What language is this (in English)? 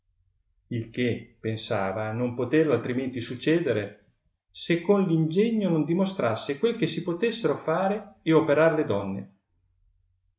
Italian